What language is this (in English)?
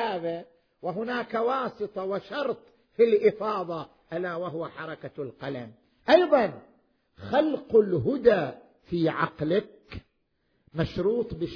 Arabic